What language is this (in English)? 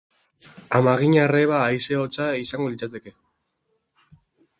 Basque